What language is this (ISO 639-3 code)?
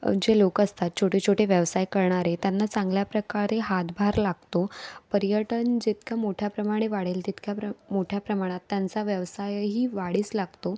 mar